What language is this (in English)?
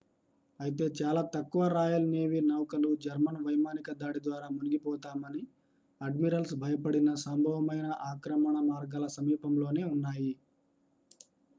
Telugu